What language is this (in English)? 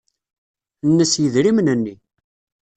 Kabyle